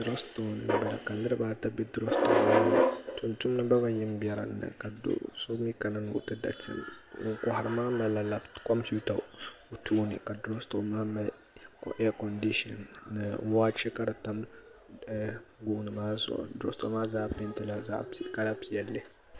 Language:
Dagbani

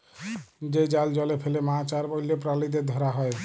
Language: Bangla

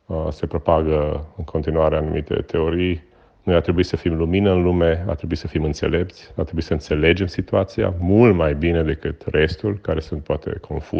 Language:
Romanian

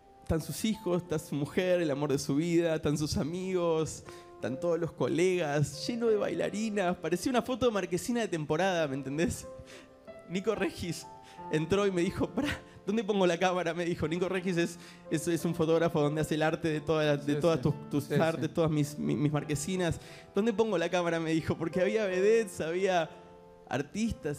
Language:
Spanish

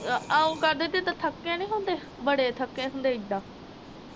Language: Punjabi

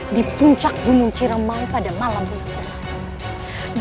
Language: Indonesian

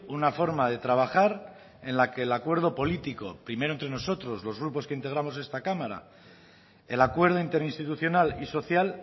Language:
Spanish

